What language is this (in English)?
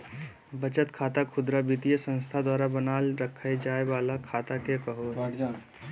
Magahi